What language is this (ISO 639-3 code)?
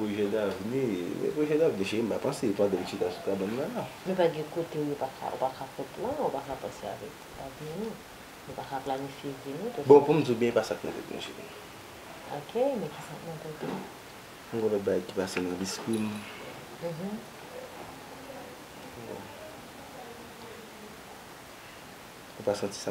fra